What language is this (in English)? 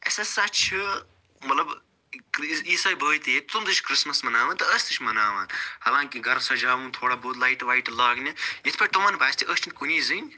Kashmiri